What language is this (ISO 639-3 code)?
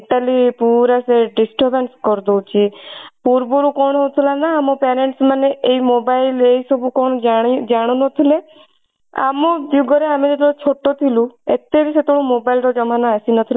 ori